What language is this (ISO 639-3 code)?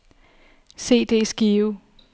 dan